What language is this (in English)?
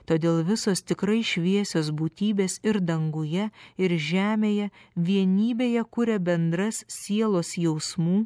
Lithuanian